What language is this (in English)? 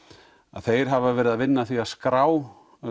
Icelandic